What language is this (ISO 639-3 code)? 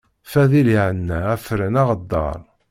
kab